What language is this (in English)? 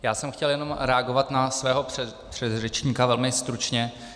Czech